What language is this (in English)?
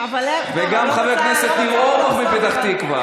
Hebrew